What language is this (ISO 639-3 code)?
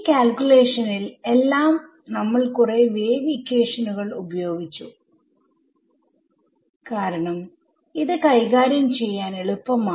mal